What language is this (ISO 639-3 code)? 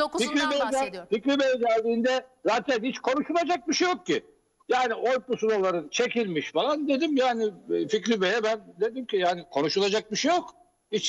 tur